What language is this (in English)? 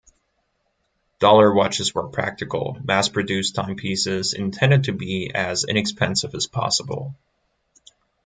English